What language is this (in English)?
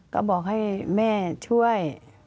Thai